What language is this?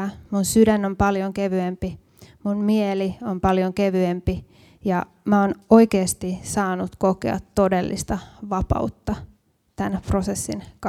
Finnish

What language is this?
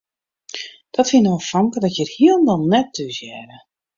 Western Frisian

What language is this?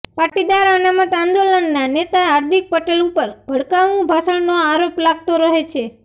Gujarati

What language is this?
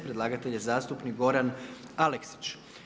Croatian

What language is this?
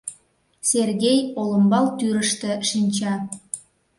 Mari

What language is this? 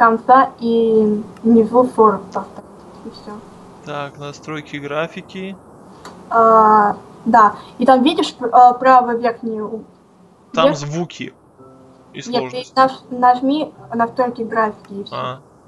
Russian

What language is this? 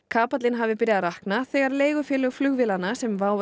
Icelandic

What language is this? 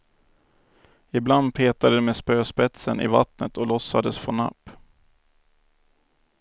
Swedish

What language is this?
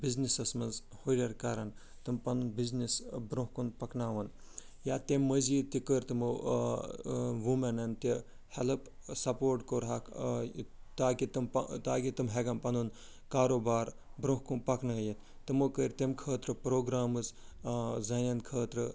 Kashmiri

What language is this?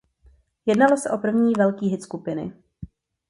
Czech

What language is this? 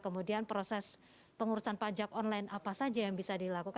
Indonesian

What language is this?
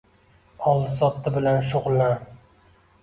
Uzbek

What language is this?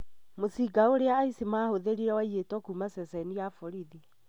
Kikuyu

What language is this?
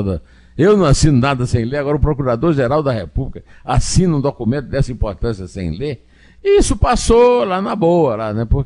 Portuguese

